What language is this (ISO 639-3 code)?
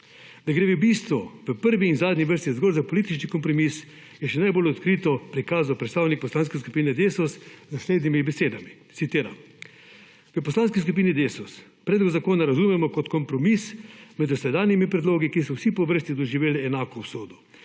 slv